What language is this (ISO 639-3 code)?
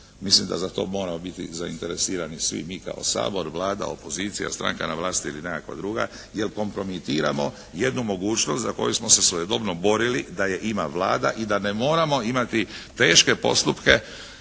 hrv